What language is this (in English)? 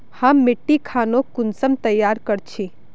Magahi